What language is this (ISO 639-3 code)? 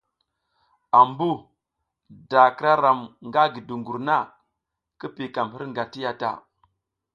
giz